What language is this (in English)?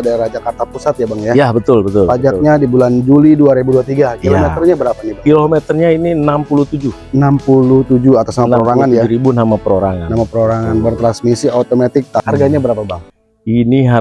Indonesian